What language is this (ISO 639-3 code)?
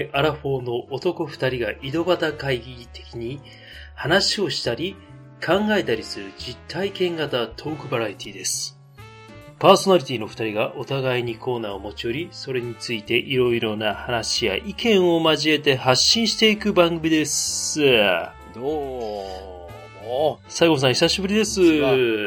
jpn